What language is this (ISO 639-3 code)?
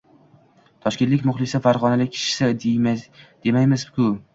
uzb